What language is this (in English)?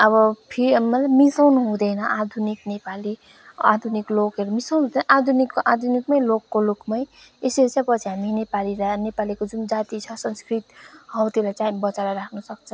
Nepali